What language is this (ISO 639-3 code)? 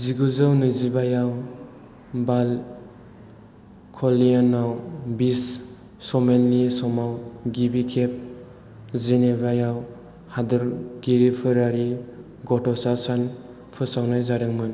brx